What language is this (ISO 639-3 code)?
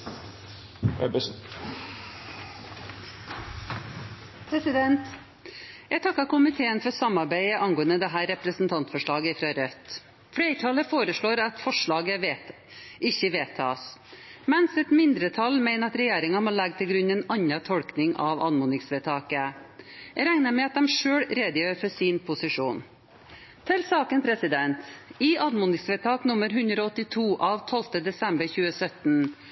nor